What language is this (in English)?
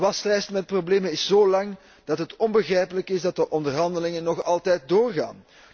Dutch